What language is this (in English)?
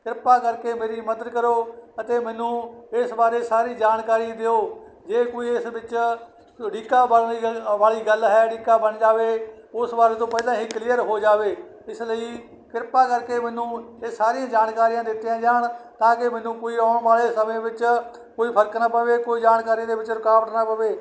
Punjabi